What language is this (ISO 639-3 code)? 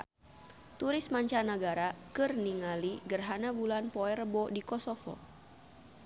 sun